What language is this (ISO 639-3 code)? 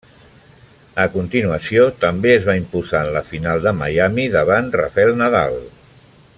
cat